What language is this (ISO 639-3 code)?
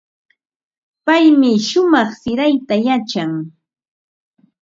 qva